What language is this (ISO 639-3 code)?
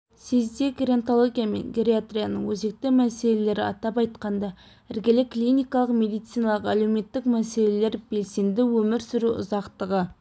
kaz